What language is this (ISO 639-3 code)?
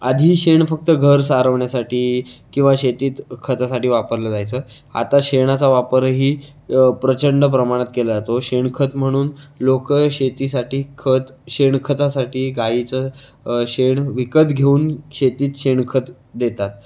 mar